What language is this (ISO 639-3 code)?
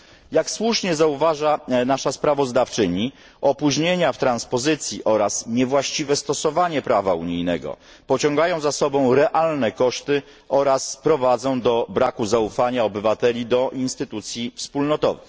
pol